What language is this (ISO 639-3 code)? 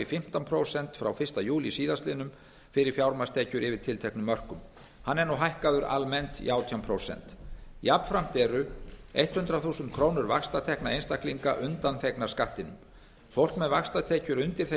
isl